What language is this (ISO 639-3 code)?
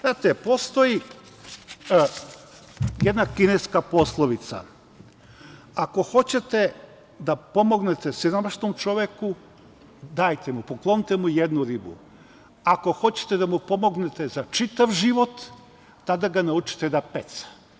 srp